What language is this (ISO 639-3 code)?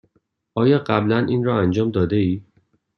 fas